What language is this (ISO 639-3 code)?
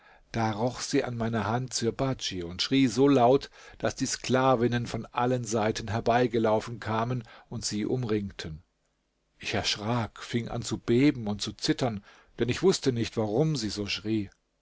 deu